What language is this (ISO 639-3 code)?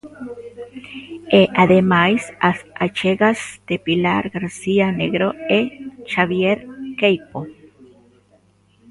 glg